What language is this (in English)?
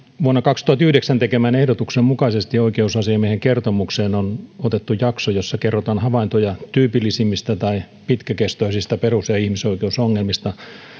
Finnish